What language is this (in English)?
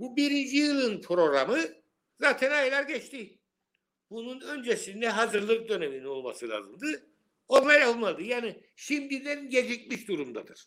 Turkish